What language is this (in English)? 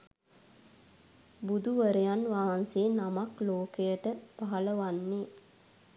Sinhala